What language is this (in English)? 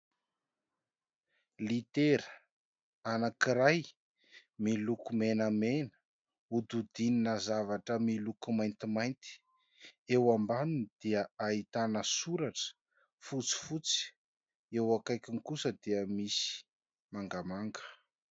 Malagasy